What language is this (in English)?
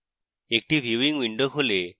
Bangla